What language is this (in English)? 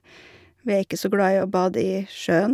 Norwegian